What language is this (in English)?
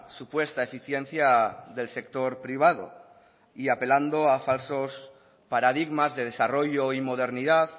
Spanish